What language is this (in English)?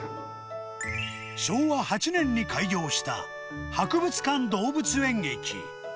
Japanese